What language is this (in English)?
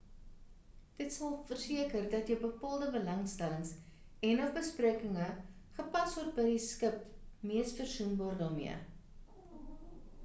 Afrikaans